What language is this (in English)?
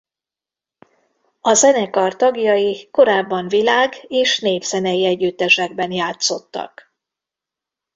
Hungarian